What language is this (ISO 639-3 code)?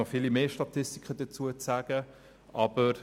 gsw